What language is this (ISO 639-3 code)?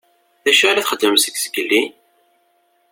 kab